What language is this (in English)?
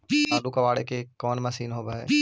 Magahi